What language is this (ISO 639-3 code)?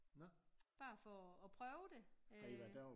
dan